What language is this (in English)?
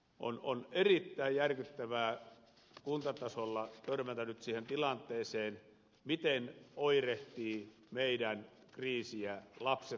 Finnish